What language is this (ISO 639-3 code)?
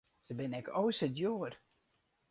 fry